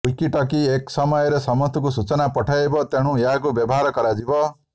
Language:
Odia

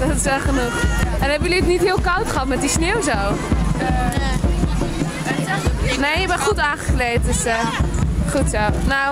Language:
Dutch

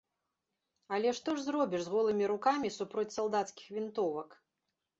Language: Belarusian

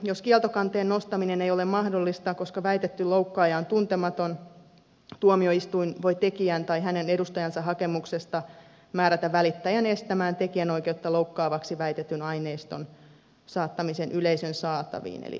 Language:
Finnish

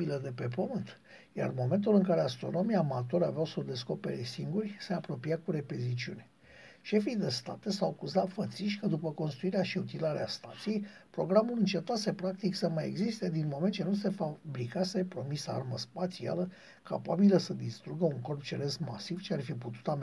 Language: Romanian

